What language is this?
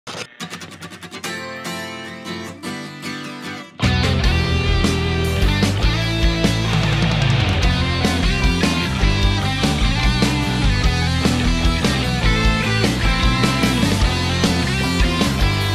Thai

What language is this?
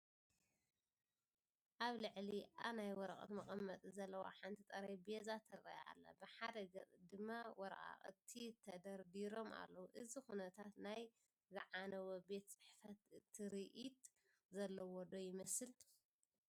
Tigrinya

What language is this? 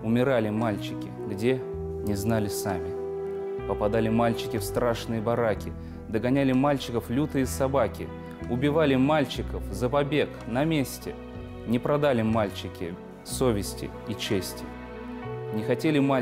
Russian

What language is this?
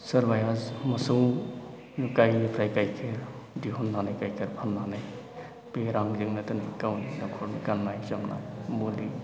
Bodo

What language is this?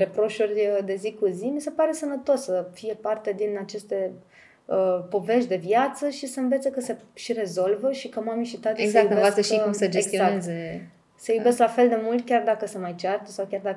Romanian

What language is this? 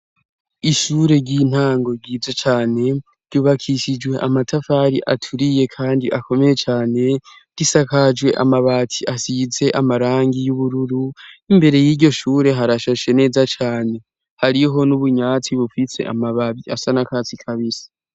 Rundi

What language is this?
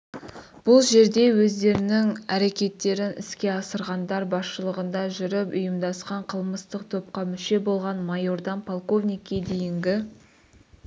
Kazakh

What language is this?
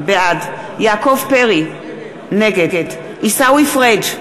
Hebrew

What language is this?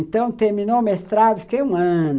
Portuguese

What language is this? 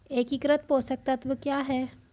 Hindi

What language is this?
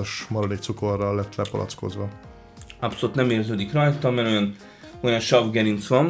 Hungarian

